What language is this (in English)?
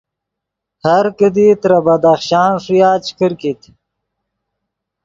Yidgha